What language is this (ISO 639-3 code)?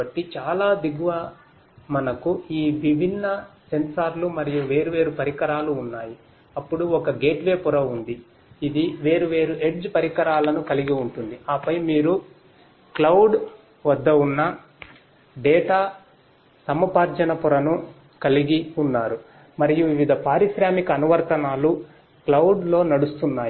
tel